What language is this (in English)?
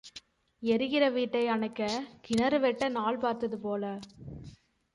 Tamil